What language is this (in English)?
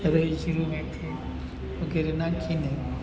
Gujarati